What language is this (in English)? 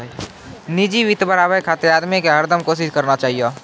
Maithili